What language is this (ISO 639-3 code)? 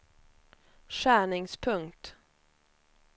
swe